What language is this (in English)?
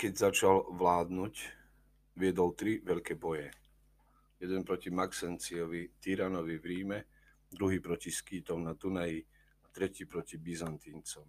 Slovak